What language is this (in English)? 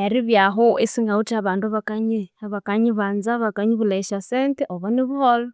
Konzo